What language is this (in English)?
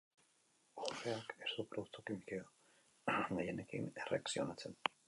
Basque